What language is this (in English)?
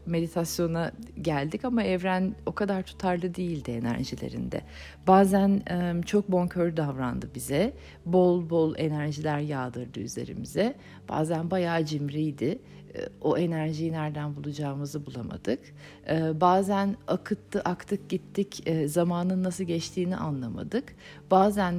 Turkish